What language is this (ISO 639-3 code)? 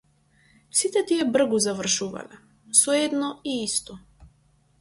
mkd